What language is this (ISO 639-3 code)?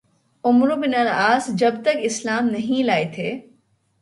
urd